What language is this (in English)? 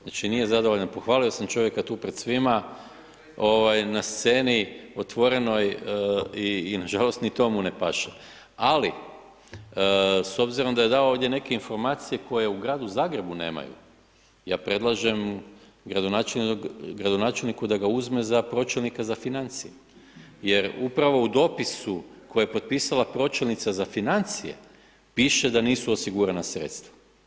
Croatian